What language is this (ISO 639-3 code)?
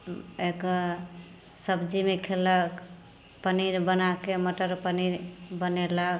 mai